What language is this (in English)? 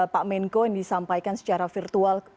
Indonesian